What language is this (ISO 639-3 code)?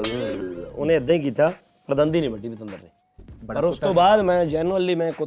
pan